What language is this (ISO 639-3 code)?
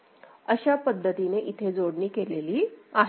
mar